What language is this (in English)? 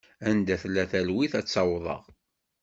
Kabyle